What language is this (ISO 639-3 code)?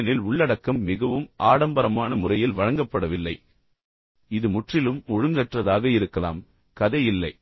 tam